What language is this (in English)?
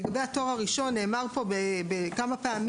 Hebrew